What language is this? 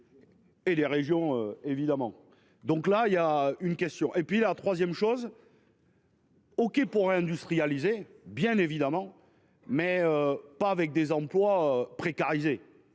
French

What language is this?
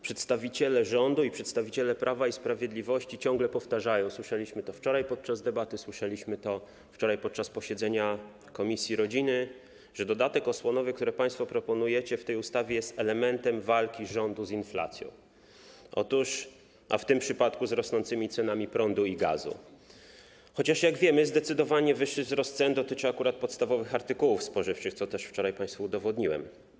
Polish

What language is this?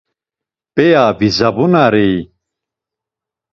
Laz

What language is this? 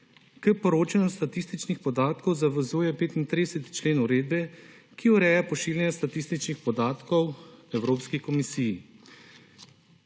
Slovenian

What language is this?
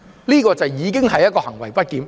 Cantonese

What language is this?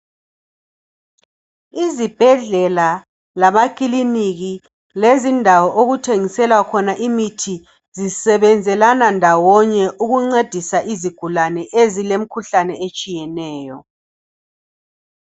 North Ndebele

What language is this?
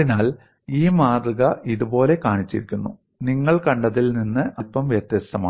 Malayalam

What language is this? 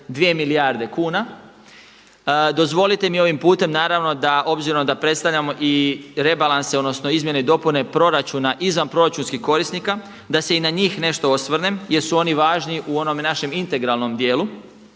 Croatian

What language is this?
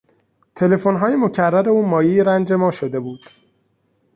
Persian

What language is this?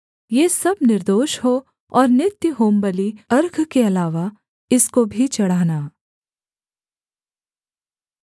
Hindi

